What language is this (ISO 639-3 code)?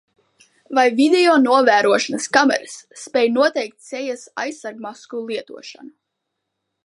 lav